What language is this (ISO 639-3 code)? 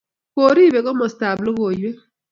kln